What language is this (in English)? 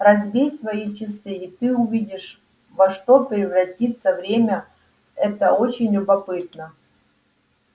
Russian